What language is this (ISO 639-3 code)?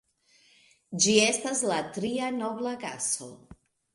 epo